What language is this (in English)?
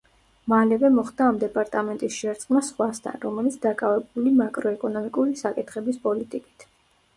Georgian